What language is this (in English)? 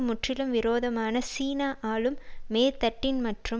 Tamil